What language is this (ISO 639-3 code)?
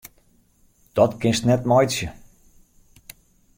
fry